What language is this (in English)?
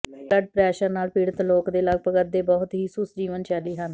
Punjabi